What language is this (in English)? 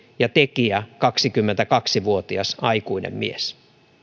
Finnish